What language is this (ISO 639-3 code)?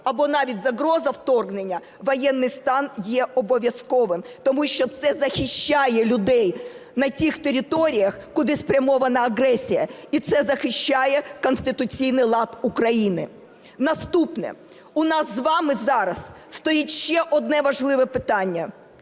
ukr